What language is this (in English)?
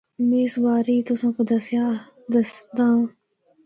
Northern Hindko